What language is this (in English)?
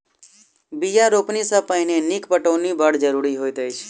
Maithili